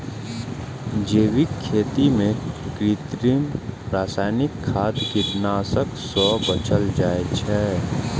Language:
Maithili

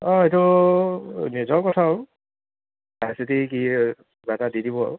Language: Assamese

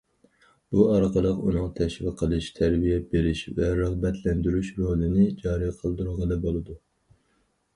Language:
Uyghur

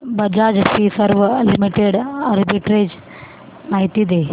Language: Marathi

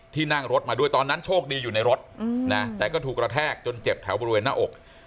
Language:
Thai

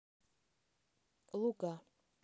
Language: Russian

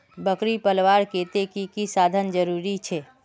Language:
Magahi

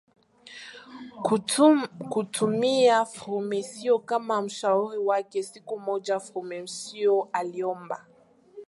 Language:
Swahili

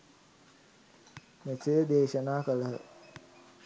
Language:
Sinhala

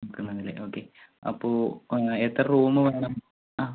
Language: Malayalam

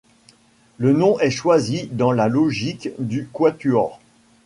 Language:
French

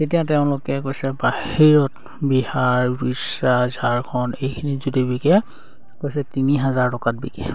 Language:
Assamese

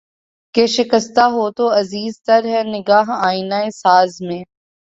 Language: Urdu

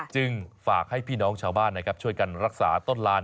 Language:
Thai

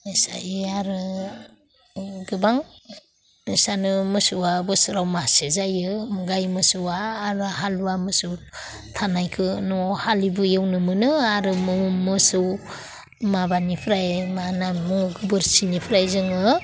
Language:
Bodo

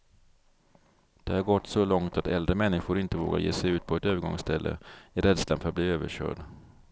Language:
Swedish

